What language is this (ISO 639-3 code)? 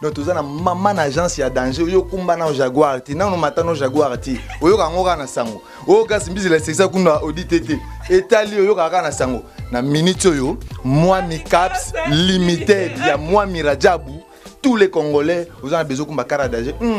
fra